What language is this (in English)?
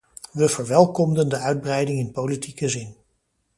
Dutch